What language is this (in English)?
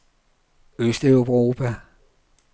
Danish